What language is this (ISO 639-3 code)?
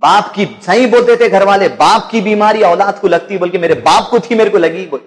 hin